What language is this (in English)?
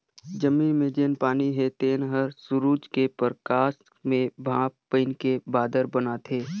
Chhattisgarhi